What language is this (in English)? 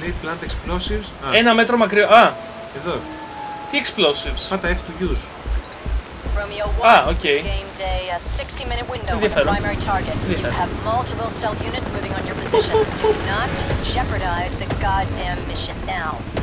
Greek